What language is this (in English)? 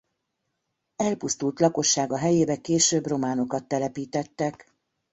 Hungarian